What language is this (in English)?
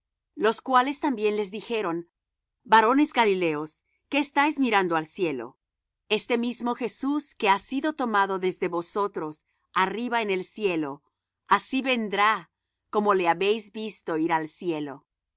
Spanish